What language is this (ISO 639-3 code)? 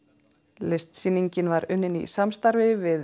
isl